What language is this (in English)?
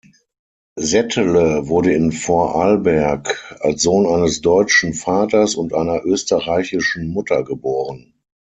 German